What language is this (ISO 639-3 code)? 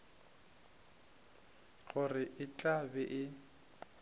nso